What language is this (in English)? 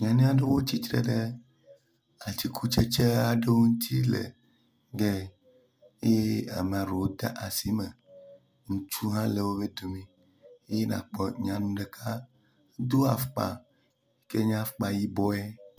Ewe